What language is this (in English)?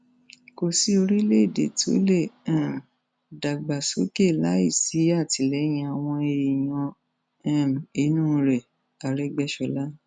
Yoruba